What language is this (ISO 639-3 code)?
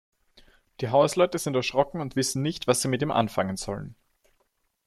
deu